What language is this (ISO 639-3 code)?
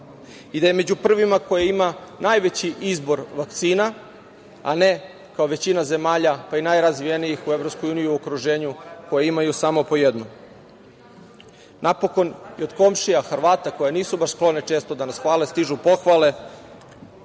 srp